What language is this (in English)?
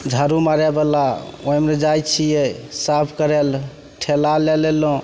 Maithili